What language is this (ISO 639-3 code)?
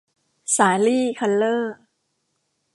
tha